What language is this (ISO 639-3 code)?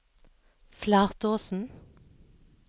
nor